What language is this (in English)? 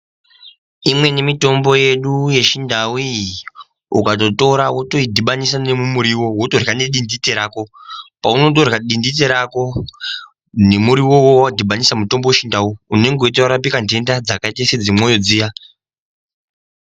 Ndau